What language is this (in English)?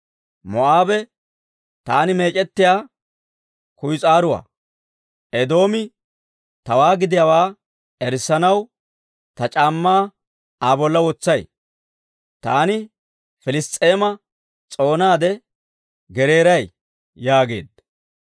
Dawro